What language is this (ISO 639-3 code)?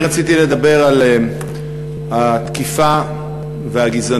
heb